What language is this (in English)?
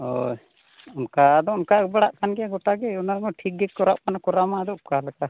Santali